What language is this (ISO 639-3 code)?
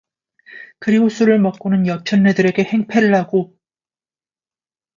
kor